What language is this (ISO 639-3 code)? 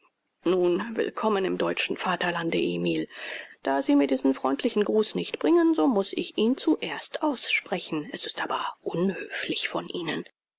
deu